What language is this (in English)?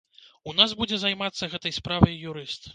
Belarusian